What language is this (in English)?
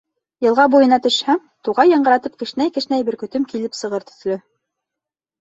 Bashkir